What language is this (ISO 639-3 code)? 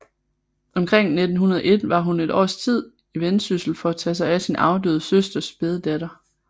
dan